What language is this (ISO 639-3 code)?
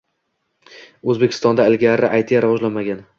uzb